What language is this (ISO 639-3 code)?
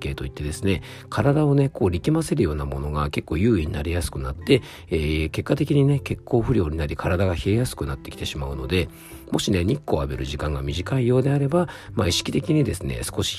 jpn